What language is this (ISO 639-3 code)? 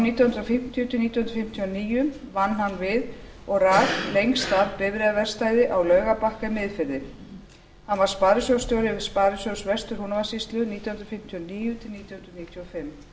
isl